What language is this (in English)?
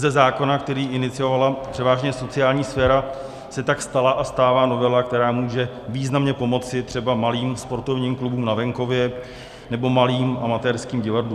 Czech